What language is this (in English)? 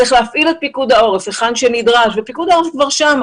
Hebrew